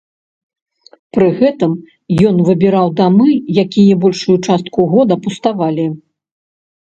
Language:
Belarusian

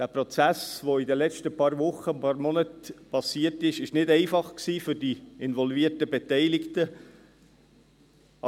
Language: Swiss German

